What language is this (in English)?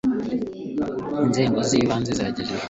Kinyarwanda